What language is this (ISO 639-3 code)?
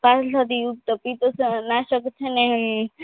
guj